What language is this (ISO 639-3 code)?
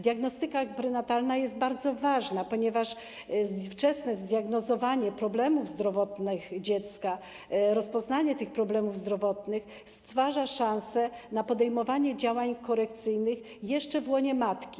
pol